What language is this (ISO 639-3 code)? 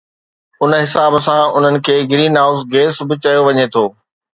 snd